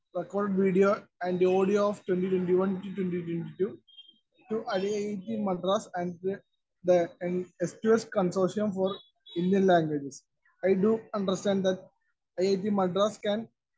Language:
Malayalam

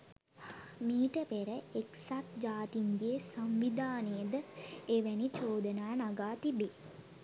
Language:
Sinhala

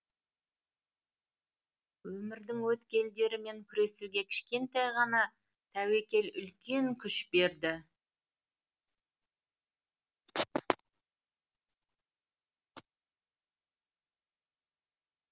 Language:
Kazakh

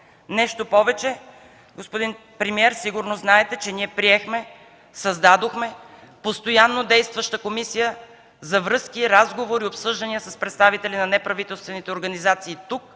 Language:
Bulgarian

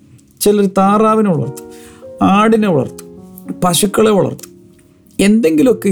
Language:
Malayalam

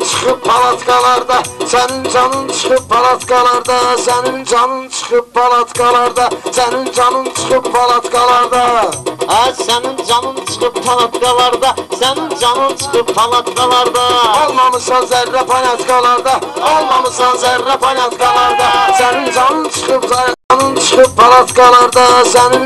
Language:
Turkish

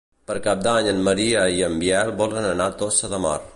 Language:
Catalan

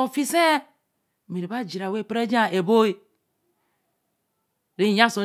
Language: Eleme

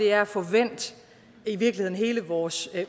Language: Danish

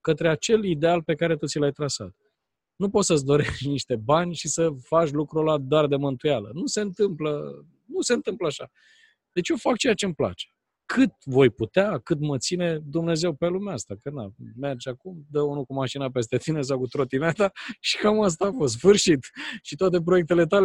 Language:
Romanian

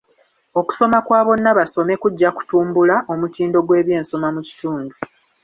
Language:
Ganda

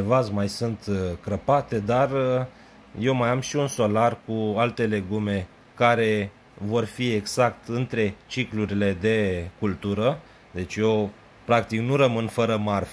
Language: Romanian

